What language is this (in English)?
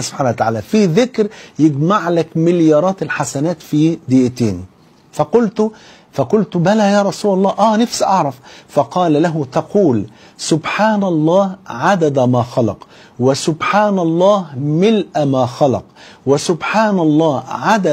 Arabic